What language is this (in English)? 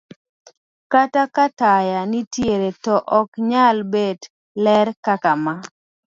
Luo (Kenya and Tanzania)